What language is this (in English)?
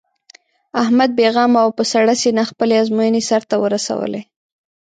Pashto